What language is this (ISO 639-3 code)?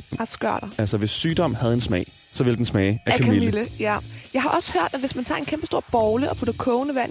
dan